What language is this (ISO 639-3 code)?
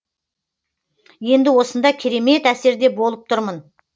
kaz